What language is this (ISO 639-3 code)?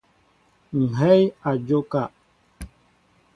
mbo